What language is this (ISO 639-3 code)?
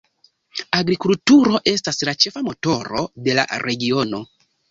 epo